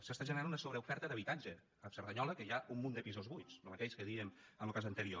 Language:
Catalan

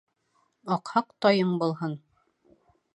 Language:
Bashkir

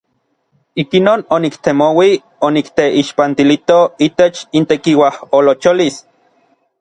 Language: Orizaba Nahuatl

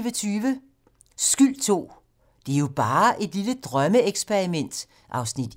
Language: Danish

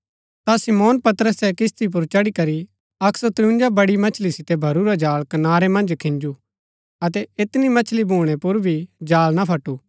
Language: Gaddi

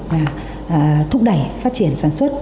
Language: Vietnamese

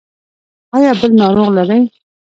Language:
Pashto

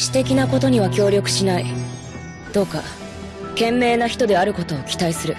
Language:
Japanese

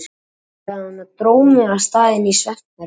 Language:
Icelandic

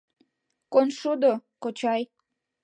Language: Mari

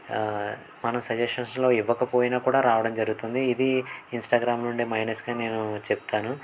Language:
Telugu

